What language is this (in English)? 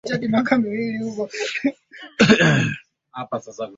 Swahili